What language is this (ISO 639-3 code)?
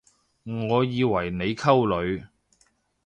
yue